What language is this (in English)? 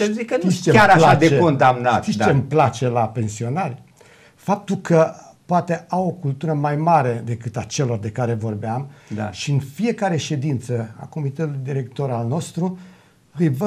Romanian